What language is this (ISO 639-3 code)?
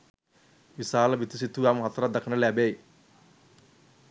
sin